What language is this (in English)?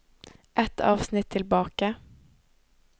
Norwegian